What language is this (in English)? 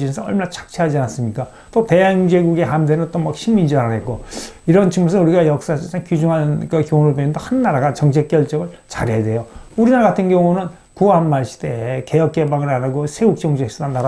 Korean